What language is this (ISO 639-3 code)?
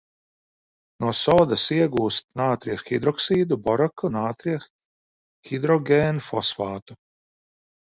lav